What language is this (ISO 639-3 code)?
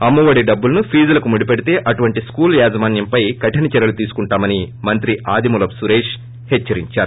tel